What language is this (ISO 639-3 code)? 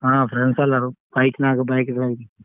kan